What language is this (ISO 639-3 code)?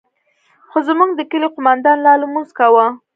pus